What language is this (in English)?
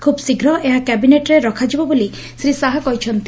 Odia